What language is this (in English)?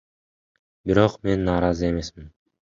Kyrgyz